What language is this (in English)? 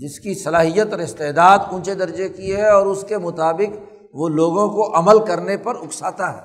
Urdu